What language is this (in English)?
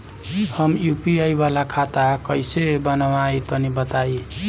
Bhojpuri